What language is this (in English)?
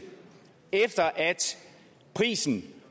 Danish